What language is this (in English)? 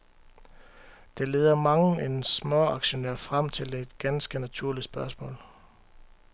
Danish